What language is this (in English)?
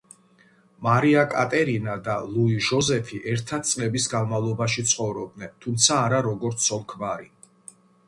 Georgian